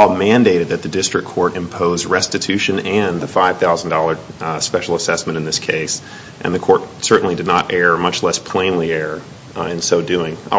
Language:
English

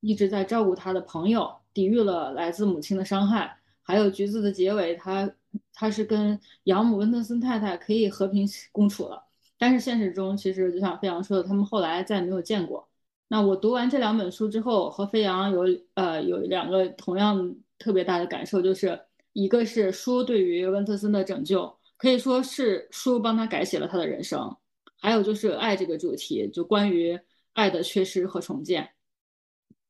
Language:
Chinese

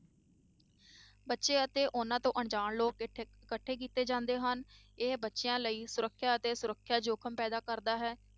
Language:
Punjabi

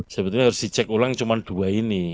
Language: Indonesian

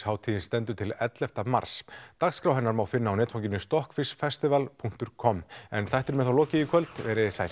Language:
Icelandic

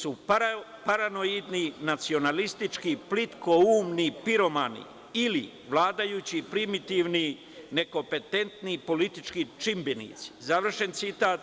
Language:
Serbian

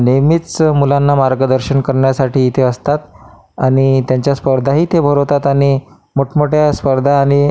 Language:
Marathi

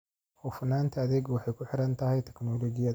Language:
Somali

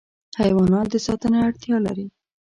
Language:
Pashto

